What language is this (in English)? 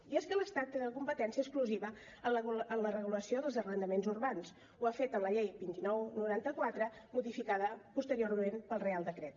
Catalan